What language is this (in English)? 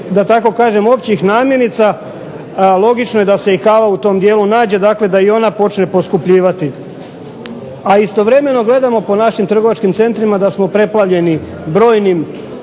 Croatian